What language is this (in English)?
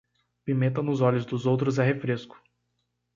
Portuguese